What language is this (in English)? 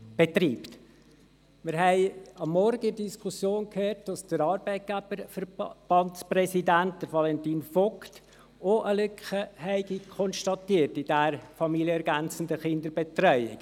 Swiss German